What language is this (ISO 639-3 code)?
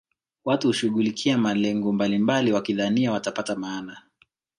swa